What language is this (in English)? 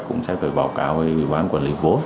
Vietnamese